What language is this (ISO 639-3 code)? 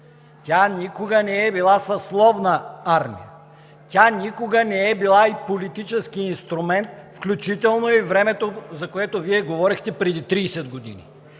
bul